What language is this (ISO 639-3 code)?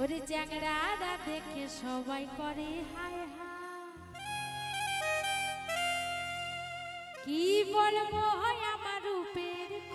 tha